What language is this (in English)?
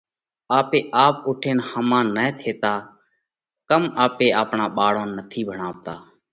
Parkari Koli